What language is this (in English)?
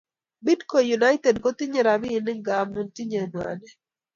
Kalenjin